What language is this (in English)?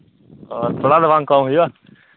Santali